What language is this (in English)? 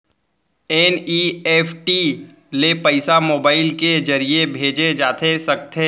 Chhattisgarhi